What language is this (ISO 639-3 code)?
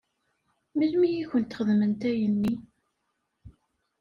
kab